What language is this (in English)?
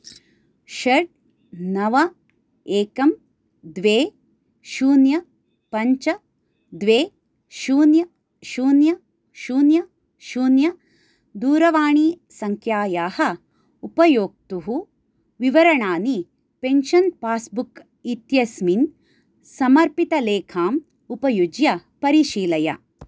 Sanskrit